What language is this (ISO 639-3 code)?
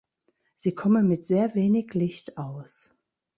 deu